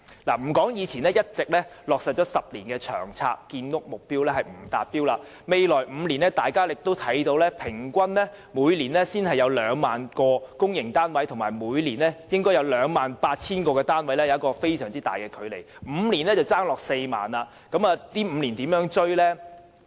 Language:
Cantonese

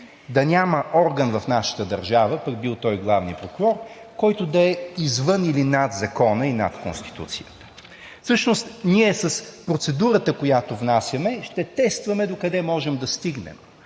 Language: Bulgarian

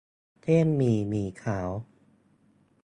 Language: Thai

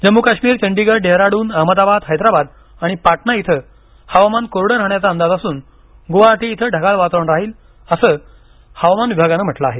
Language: Marathi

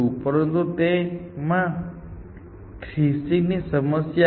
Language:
Gujarati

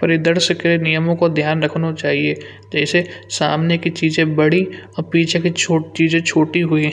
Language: Kanauji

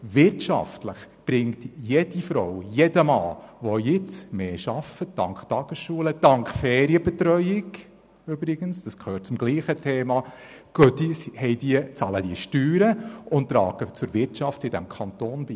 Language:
Swiss German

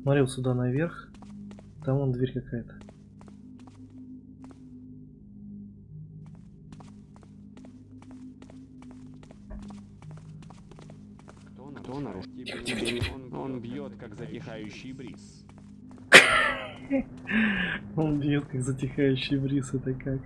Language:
Russian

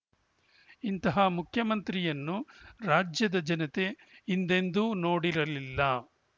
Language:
Kannada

